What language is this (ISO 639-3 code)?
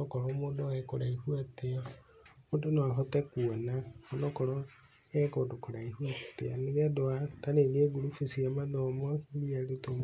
kik